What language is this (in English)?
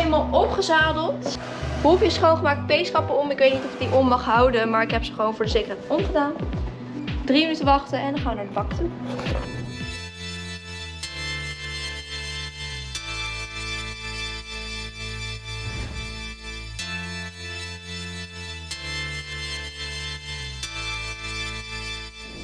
Dutch